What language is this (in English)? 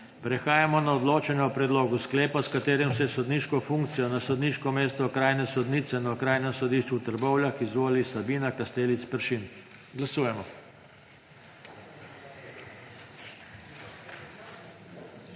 Slovenian